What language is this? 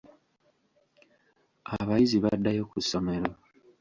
Ganda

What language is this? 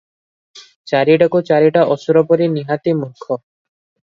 Odia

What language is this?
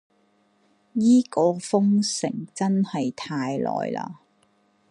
Cantonese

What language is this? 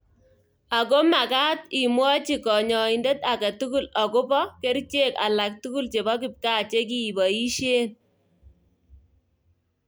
Kalenjin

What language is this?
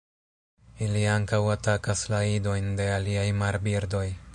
Esperanto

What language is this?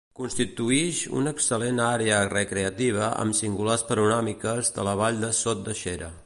Catalan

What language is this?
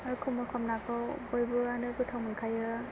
Bodo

